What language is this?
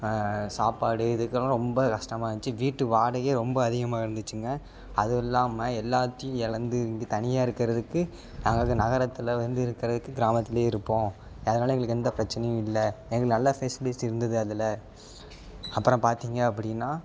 Tamil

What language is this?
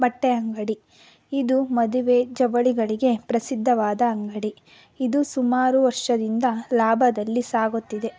Kannada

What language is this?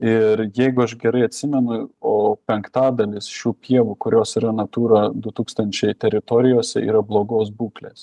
Lithuanian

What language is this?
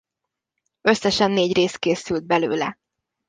Hungarian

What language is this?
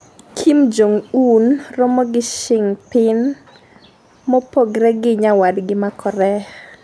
Luo (Kenya and Tanzania)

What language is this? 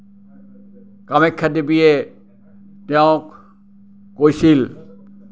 Assamese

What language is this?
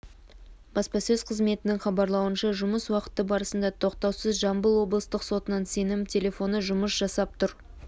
Kazakh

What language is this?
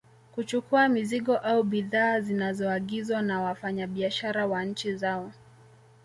Swahili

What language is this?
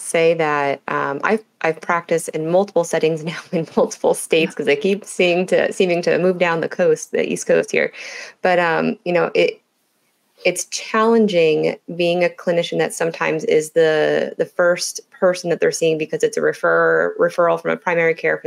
English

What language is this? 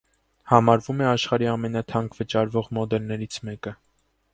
Armenian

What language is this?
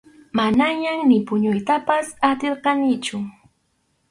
Arequipa-La Unión Quechua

